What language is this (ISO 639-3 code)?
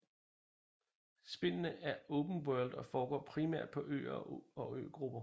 dan